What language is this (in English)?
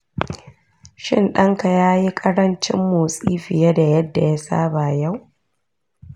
Hausa